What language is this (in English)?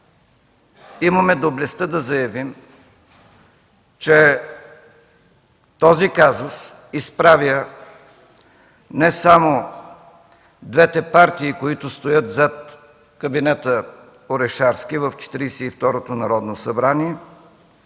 Bulgarian